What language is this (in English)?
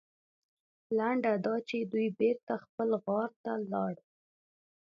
Pashto